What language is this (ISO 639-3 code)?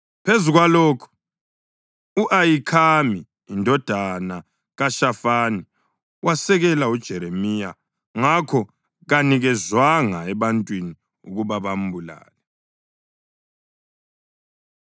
nde